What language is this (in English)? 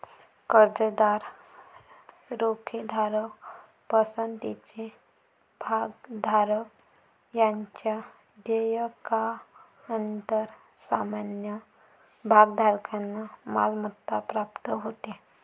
Marathi